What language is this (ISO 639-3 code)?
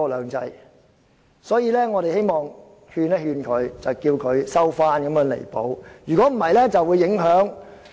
yue